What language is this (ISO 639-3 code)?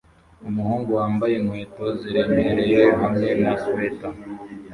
kin